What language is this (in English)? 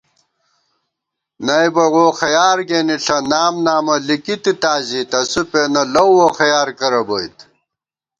Gawar-Bati